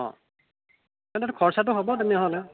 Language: Assamese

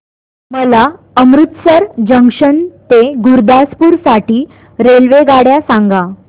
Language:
Marathi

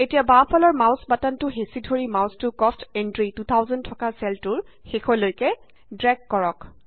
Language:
Assamese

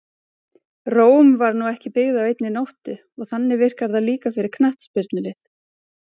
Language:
Icelandic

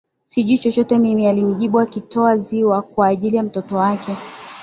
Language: Swahili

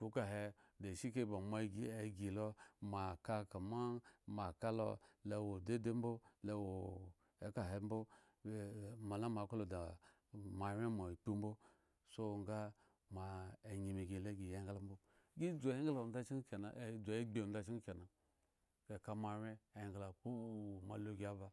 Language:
Eggon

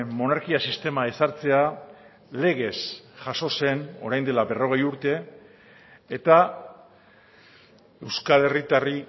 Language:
Basque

